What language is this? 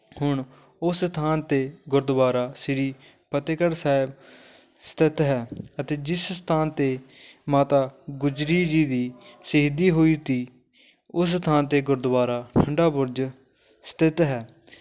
Punjabi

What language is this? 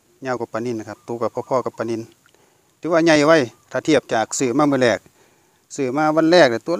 Thai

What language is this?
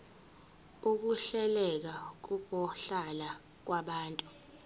Zulu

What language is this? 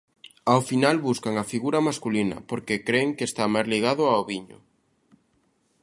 Galician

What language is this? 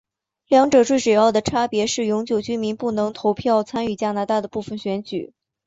Chinese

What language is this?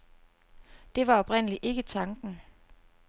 Danish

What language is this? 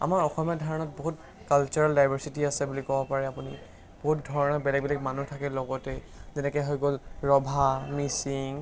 Assamese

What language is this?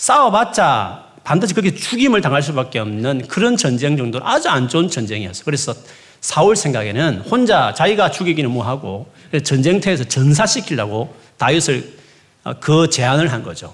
Korean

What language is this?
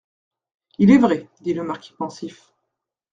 French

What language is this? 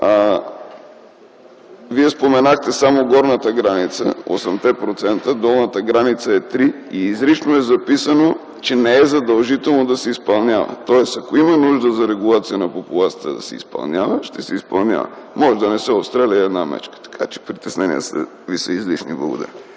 Bulgarian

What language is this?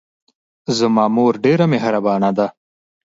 Pashto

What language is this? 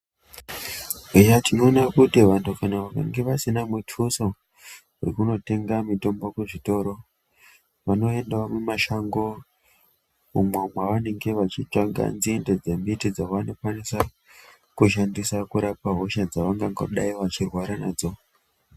Ndau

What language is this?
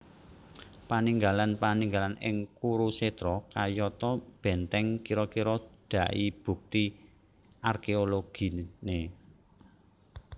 Javanese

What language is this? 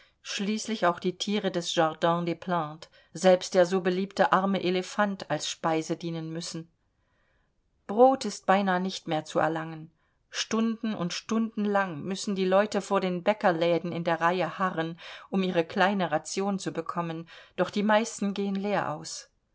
German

